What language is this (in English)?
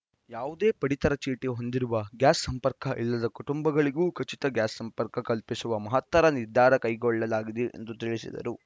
Kannada